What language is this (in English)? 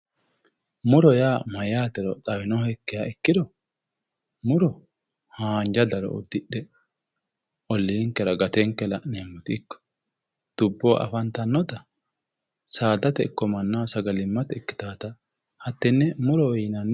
Sidamo